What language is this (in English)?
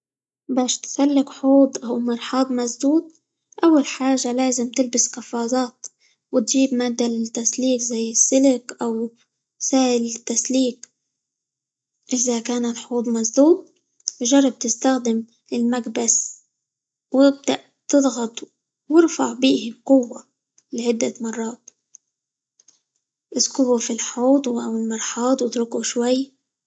Libyan Arabic